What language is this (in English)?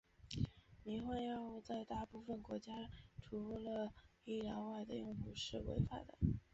Chinese